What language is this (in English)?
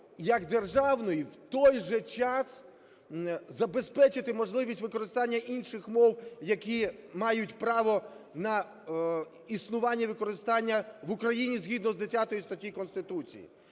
Ukrainian